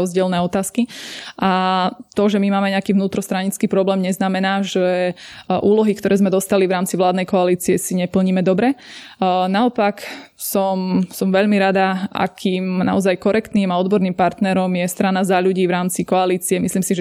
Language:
Slovak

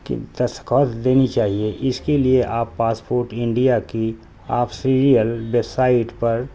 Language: Urdu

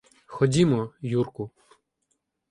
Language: Ukrainian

